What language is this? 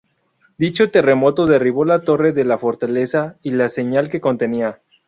Spanish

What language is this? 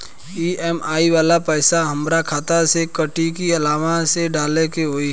Bhojpuri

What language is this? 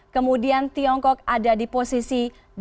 Indonesian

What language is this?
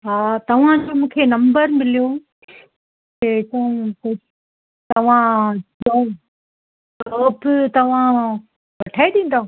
Sindhi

